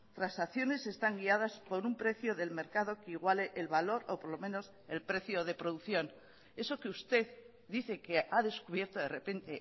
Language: Spanish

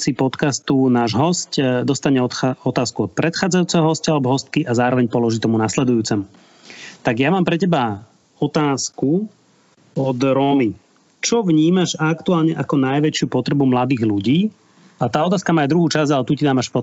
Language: Slovak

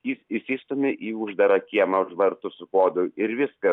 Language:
Lithuanian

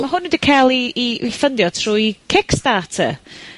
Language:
Welsh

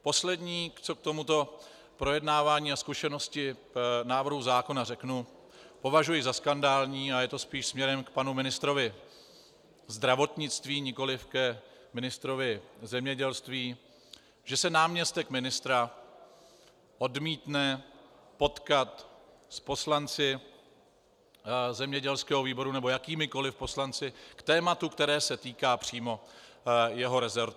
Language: Czech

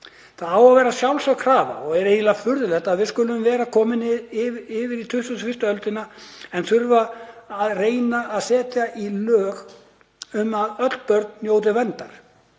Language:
Icelandic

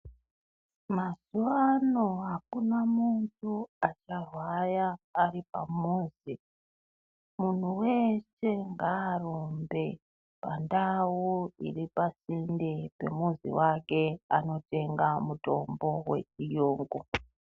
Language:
Ndau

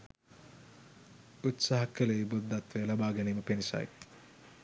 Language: Sinhala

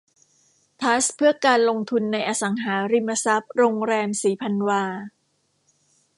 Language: Thai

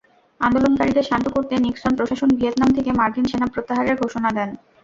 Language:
Bangla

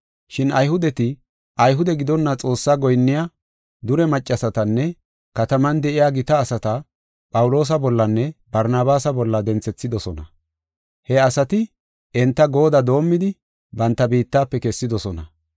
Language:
Gofa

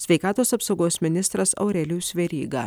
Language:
Lithuanian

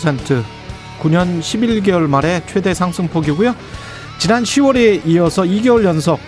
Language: Korean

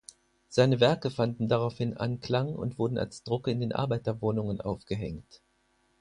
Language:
German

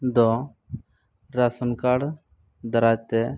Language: Santali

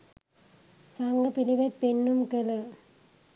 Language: Sinhala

